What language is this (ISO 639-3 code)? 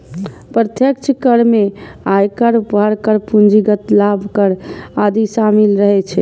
mai